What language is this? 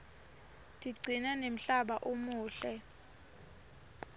Swati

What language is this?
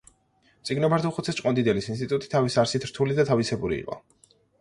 Georgian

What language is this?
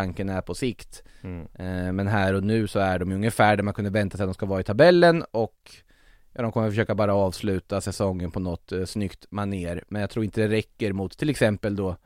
Swedish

